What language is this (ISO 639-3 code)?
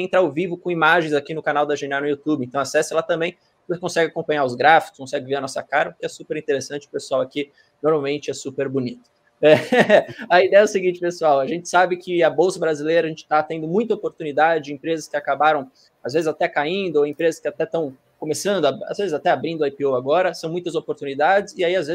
por